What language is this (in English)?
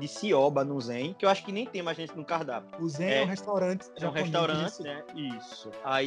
Portuguese